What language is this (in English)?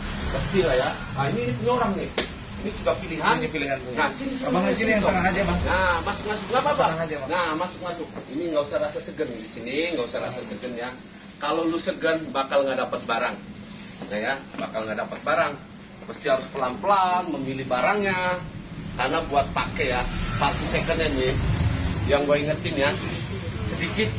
Indonesian